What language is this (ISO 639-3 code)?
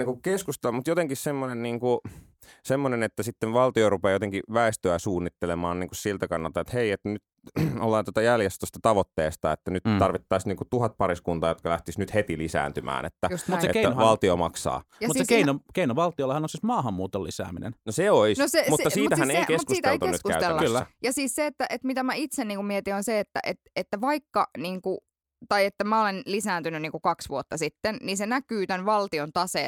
fin